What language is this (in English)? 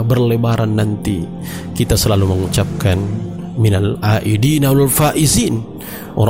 Malay